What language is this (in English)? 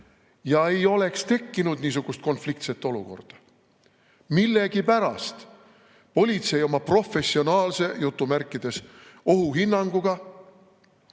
Estonian